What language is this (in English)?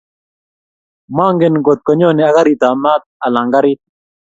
Kalenjin